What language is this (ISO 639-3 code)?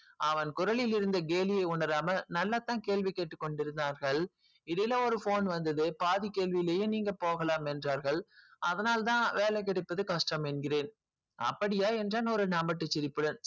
tam